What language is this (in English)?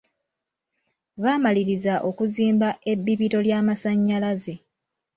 Ganda